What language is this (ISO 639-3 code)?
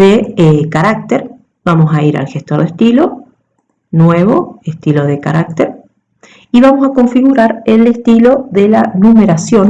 spa